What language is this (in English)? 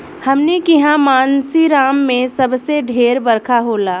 Bhojpuri